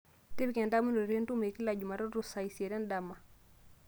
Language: Masai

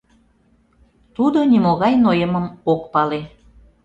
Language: Mari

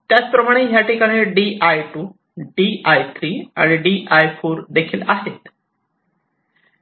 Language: Marathi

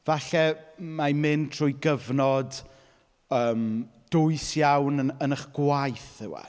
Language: Welsh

